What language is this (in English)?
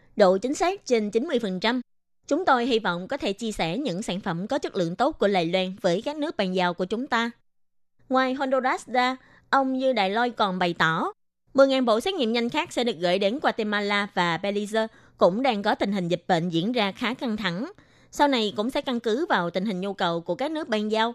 Vietnamese